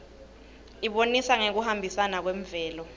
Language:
Swati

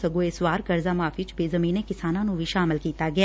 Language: Punjabi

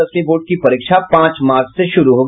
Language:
Hindi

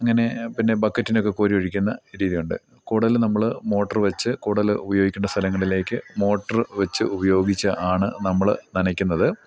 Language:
Malayalam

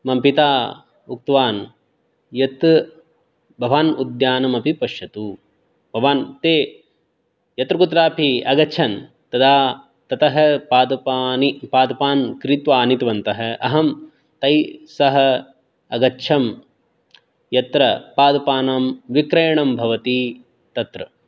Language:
Sanskrit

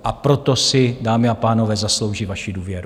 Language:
Czech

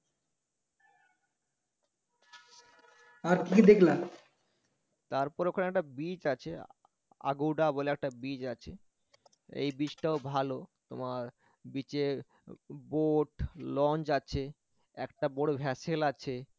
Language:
Bangla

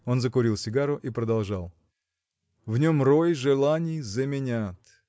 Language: Russian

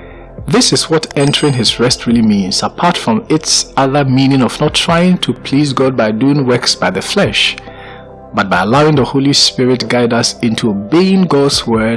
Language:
English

